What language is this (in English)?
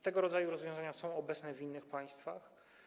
Polish